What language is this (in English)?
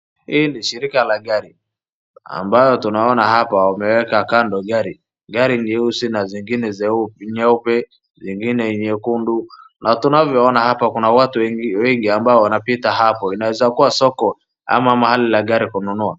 Swahili